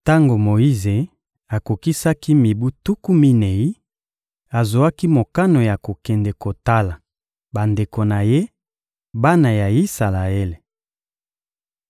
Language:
Lingala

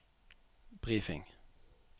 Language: Norwegian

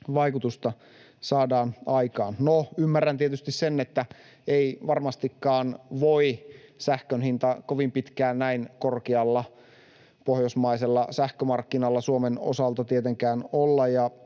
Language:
Finnish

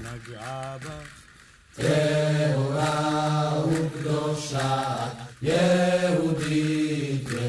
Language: Hebrew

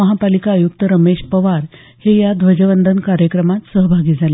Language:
Marathi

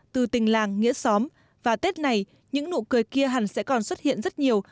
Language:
Vietnamese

